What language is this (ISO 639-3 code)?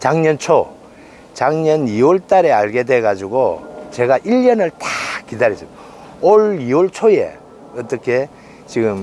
kor